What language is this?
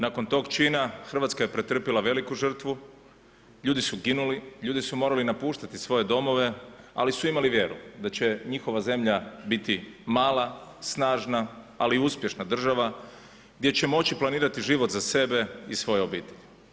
Croatian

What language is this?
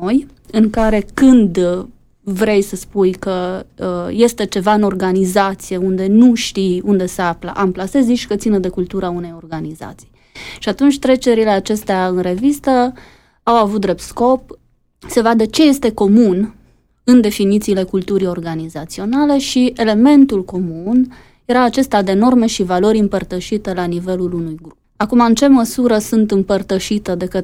Romanian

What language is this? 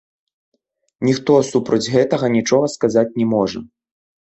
Belarusian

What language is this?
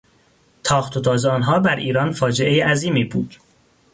Persian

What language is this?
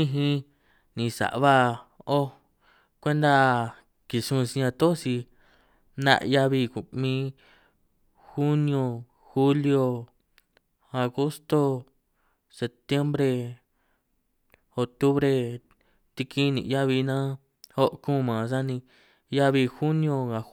San Martín Itunyoso Triqui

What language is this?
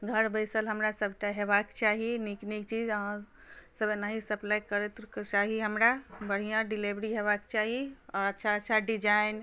Maithili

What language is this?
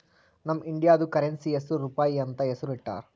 Kannada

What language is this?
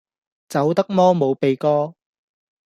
Cantonese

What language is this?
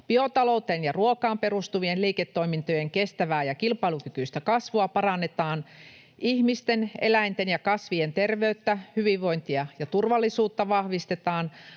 Finnish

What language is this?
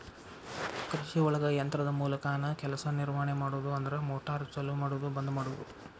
Kannada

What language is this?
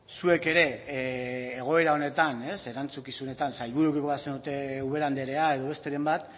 Basque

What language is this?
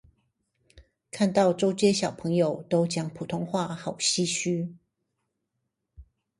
Chinese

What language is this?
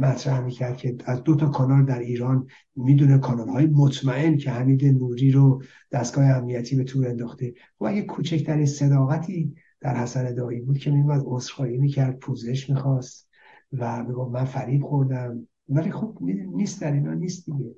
Persian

